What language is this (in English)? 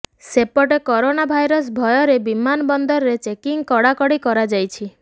Odia